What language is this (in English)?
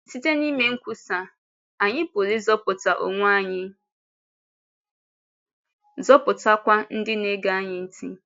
Igbo